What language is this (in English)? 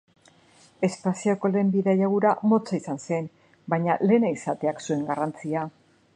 Basque